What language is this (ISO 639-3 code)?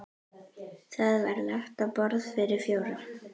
isl